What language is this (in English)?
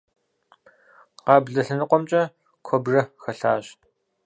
Kabardian